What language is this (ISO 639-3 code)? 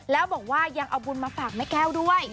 tha